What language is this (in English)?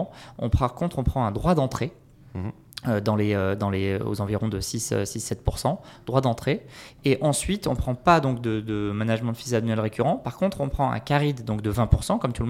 French